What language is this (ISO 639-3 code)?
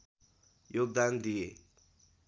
nep